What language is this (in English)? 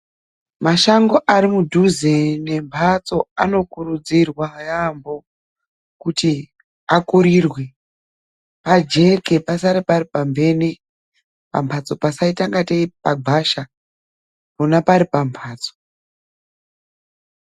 Ndau